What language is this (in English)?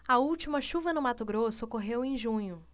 Portuguese